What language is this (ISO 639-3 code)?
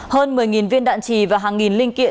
vie